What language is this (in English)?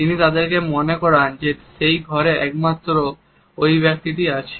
Bangla